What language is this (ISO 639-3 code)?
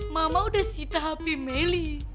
ind